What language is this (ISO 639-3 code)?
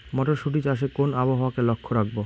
ben